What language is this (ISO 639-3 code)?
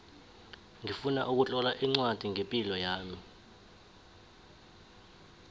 nbl